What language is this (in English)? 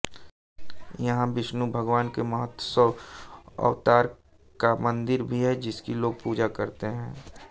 Hindi